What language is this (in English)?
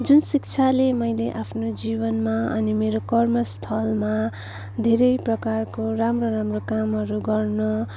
Nepali